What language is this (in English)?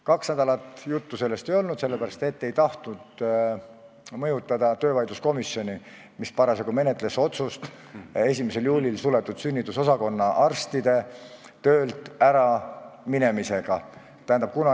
Estonian